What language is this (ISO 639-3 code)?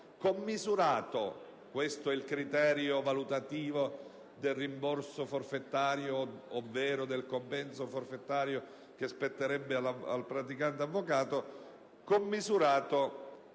ita